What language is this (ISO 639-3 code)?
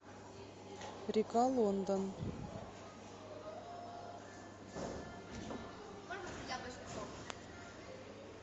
rus